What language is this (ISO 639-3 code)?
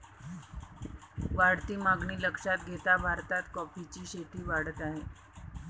mar